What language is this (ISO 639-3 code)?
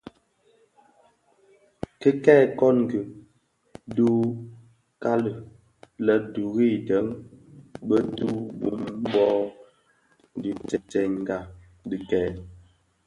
ksf